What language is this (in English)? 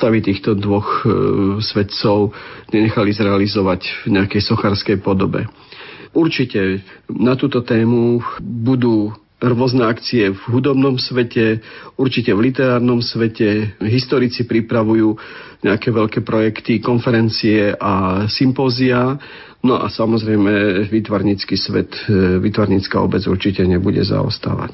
Slovak